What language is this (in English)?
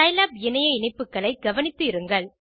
Tamil